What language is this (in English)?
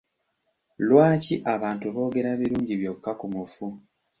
Ganda